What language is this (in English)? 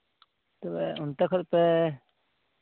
Santali